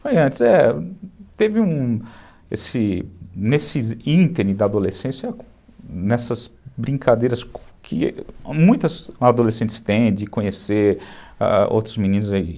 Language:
Portuguese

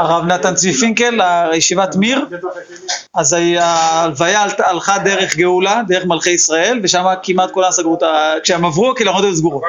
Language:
Hebrew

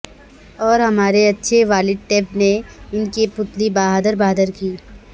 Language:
Urdu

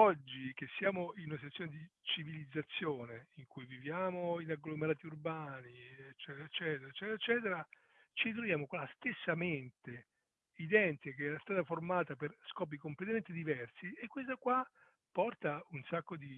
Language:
Italian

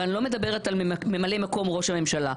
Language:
Hebrew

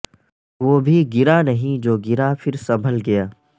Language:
Urdu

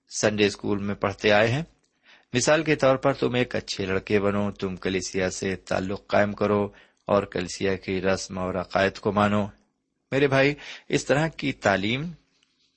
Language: Urdu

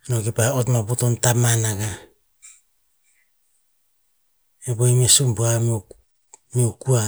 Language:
Tinputz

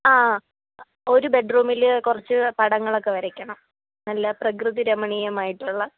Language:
Malayalam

